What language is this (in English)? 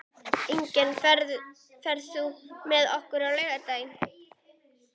Icelandic